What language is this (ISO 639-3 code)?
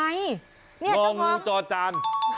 tha